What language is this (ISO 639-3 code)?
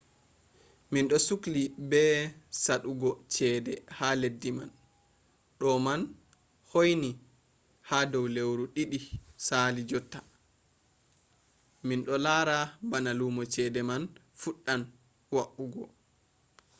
ful